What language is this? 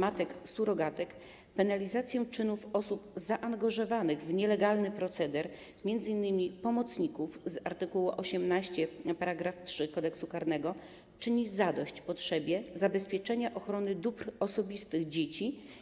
Polish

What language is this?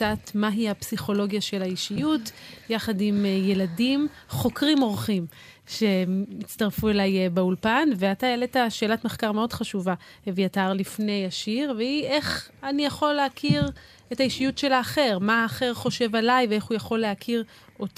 Hebrew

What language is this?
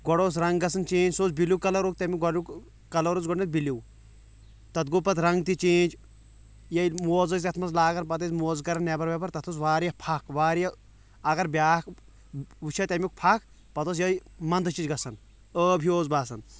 Kashmiri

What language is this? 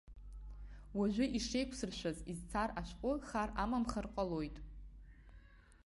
Abkhazian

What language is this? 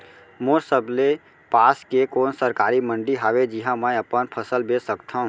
Chhattisgarhi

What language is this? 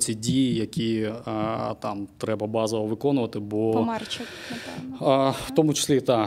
Ukrainian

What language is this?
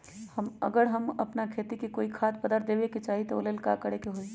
Magahi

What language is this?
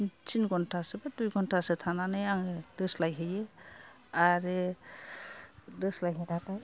Bodo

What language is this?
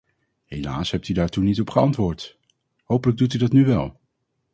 Dutch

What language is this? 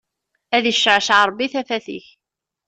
Kabyle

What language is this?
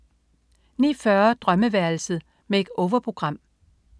Danish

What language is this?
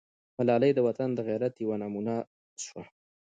Pashto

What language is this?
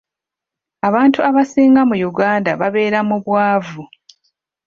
Ganda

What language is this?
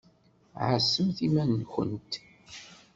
Kabyle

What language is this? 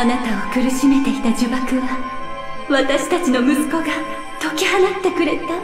Japanese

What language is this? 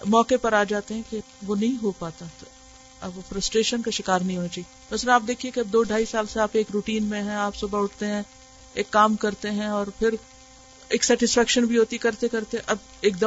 Urdu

